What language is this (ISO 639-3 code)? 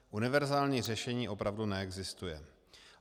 ces